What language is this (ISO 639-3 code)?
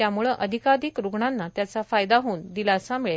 mar